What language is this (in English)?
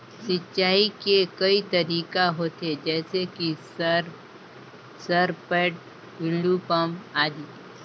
Chhattisgarhi